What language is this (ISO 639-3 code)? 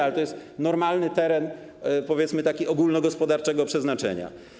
pol